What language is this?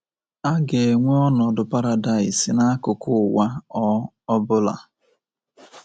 Igbo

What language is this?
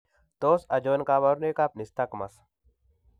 Kalenjin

